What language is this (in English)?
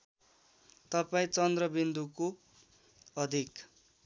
Nepali